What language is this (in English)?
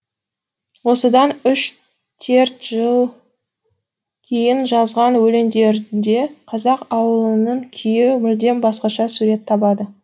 Kazakh